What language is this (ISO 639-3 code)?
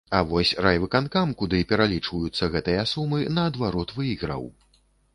bel